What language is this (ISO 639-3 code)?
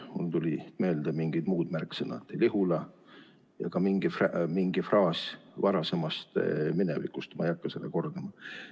est